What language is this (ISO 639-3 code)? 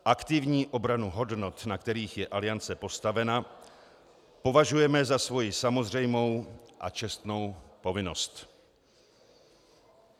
ces